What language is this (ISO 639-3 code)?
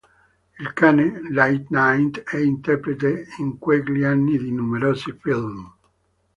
ita